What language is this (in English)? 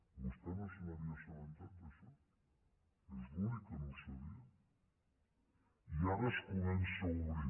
Catalan